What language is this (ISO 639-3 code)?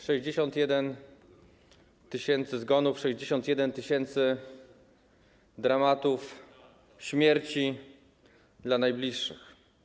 pol